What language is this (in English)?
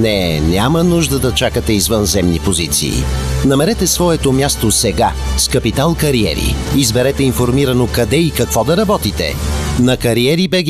Bulgarian